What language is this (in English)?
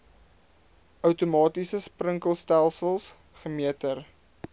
Afrikaans